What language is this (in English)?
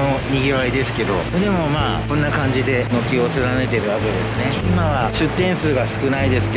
Japanese